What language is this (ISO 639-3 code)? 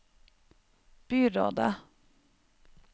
nor